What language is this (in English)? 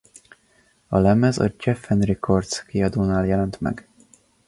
Hungarian